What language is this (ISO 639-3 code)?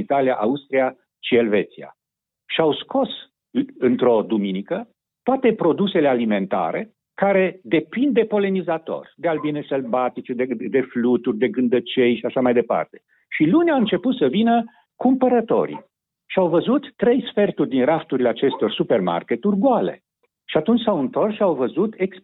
ron